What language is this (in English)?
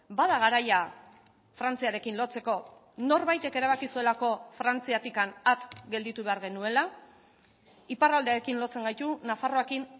Basque